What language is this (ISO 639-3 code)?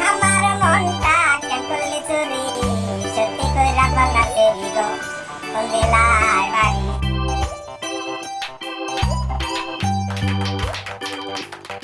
ben